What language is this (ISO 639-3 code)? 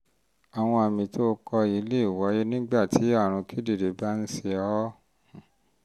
yor